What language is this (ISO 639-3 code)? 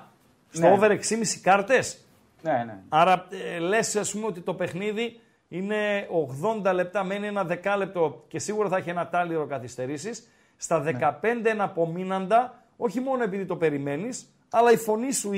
ell